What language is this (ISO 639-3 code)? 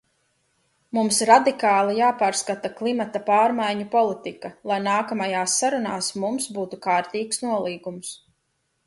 lav